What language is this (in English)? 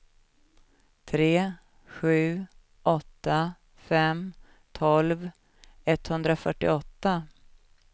Swedish